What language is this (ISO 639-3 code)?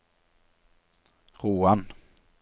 nor